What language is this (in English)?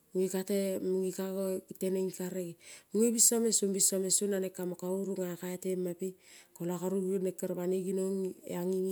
Kol (Papua New Guinea)